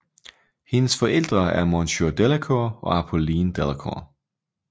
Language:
Danish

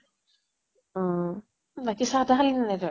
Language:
Assamese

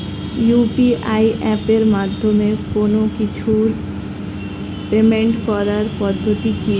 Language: Bangla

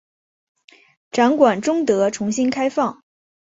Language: Chinese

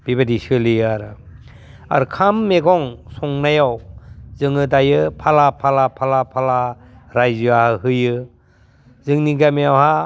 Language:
Bodo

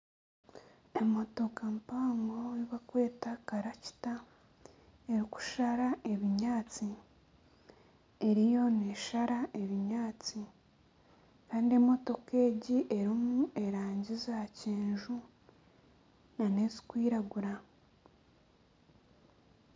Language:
Nyankole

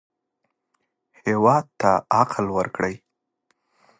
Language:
Pashto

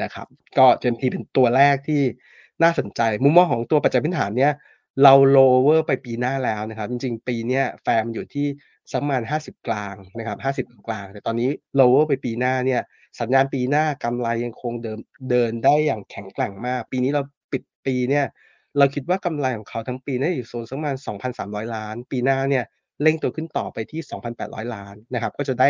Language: Thai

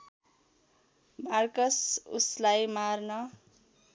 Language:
Nepali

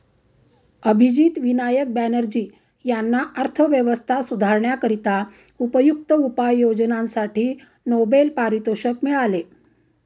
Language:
Marathi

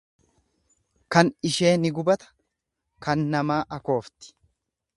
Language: Oromo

